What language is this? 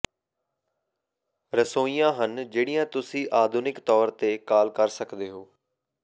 Punjabi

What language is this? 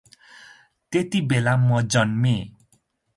Nepali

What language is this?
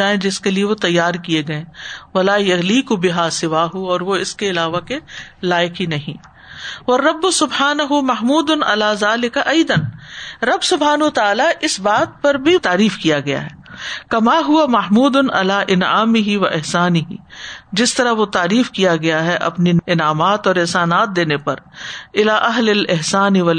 Urdu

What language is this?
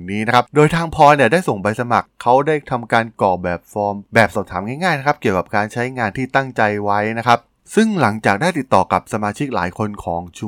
Thai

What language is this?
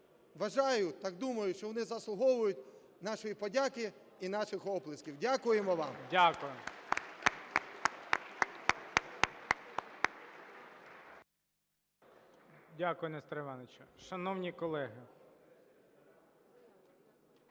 Ukrainian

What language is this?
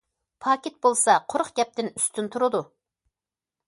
Uyghur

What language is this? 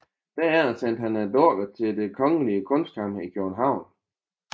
Danish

